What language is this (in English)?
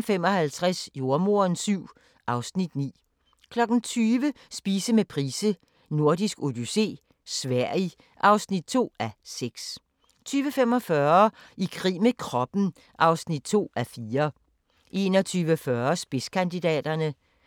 Danish